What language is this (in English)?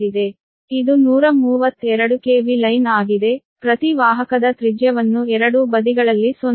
Kannada